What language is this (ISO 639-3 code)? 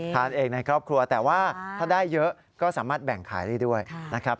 tha